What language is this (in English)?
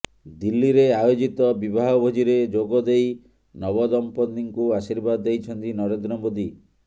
Odia